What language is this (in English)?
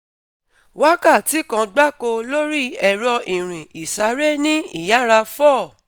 Yoruba